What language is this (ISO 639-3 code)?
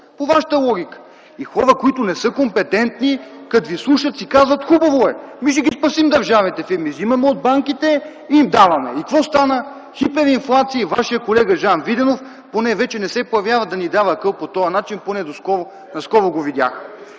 bul